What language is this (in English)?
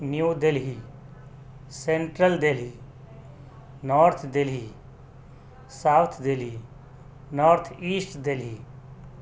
Urdu